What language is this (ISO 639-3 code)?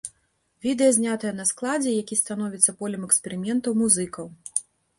bel